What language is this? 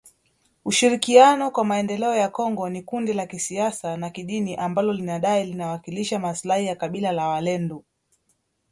Swahili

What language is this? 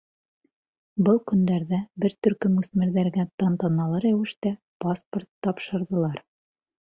Bashkir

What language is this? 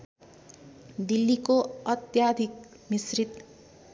Nepali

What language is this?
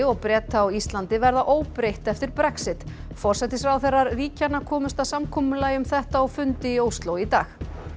Icelandic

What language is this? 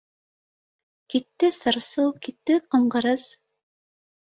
Bashkir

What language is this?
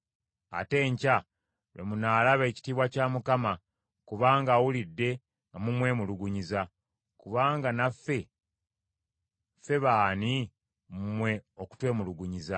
Ganda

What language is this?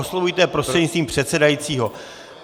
Czech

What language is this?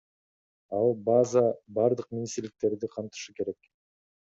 Kyrgyz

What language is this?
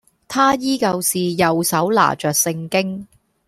Cantonese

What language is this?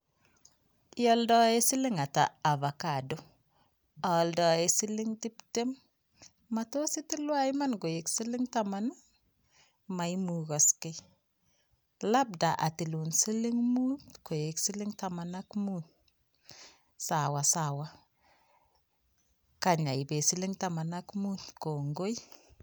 Kalenjin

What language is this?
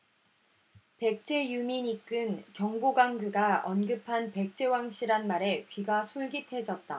Korean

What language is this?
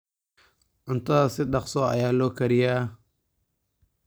Somali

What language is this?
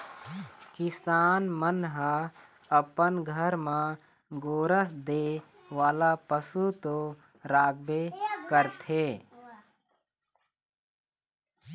Chhattisgarhi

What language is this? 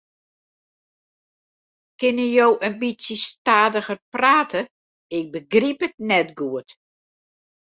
Western Frisian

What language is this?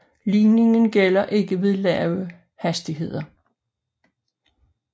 Danish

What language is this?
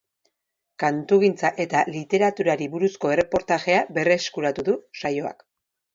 Basque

